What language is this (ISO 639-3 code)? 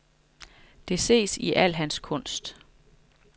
dan